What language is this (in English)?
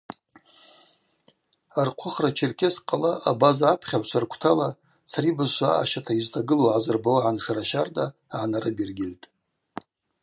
Abaza